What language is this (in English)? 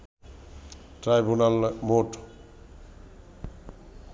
Bangla